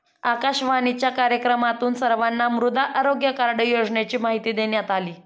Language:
Marathi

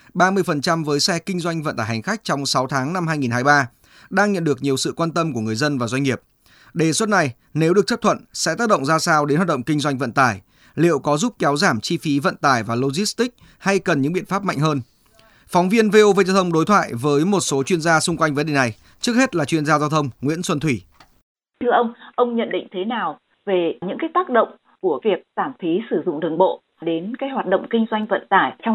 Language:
Vietnamese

